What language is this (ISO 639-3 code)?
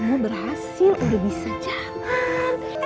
ind